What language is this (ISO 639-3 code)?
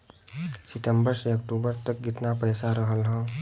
bho